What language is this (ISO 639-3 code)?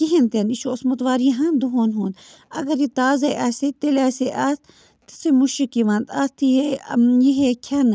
kas